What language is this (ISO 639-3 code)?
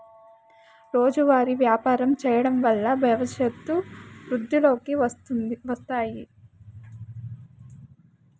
tel